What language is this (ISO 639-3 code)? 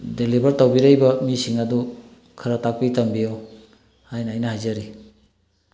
mni